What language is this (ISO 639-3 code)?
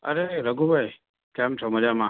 guj